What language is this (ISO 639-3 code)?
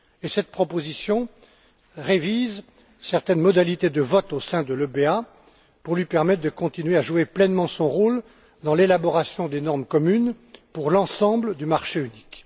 fra